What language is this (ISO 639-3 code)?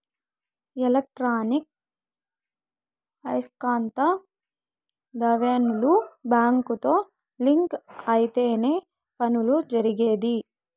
tel